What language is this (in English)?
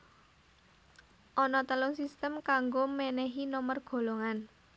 Javanese